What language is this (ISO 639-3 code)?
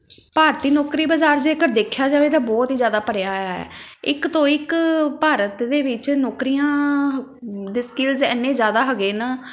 pan